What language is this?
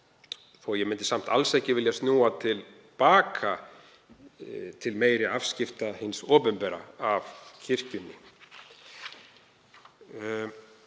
Icelandic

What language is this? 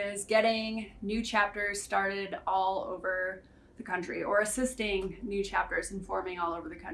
English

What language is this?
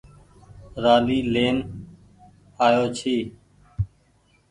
Goaria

